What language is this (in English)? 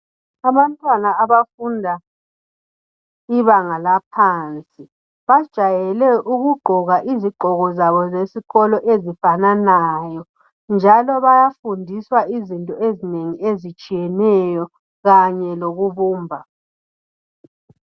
North Ndebele